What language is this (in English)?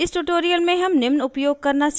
Hindi